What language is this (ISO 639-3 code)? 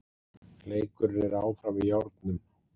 isl